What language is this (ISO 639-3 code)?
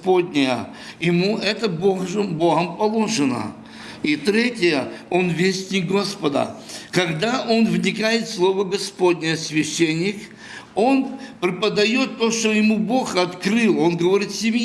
rus